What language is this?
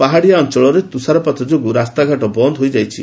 Odia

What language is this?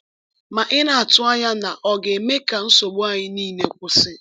Igbo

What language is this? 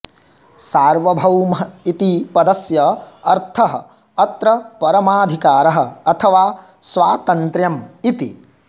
Sanskrit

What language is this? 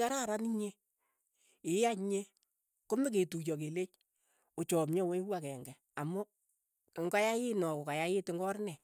Keiyo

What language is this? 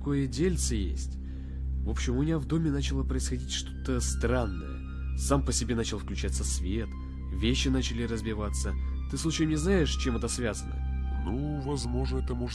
Russian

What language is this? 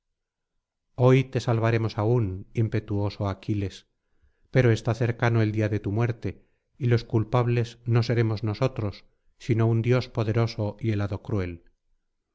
Spanish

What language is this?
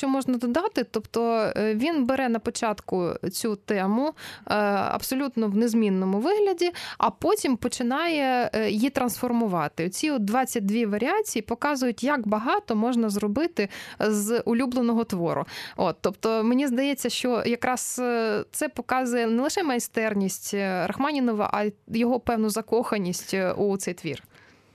Ukrainian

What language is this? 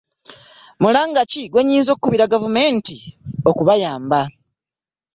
Ganda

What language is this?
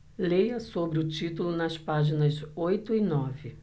Portuguese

